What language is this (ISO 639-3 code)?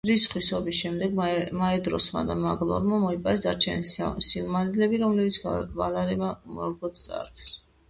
kat